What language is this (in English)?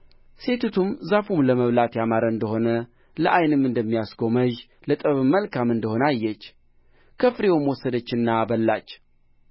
Amharic